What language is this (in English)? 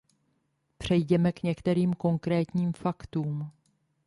Czech